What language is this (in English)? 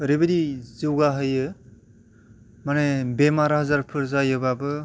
Bodo